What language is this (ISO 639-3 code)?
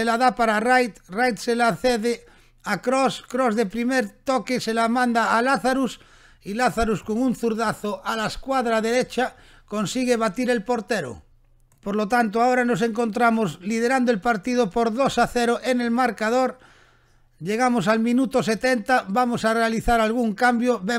spa